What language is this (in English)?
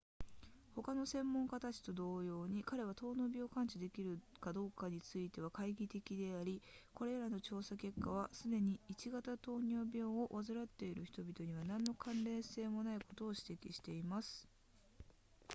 Japanese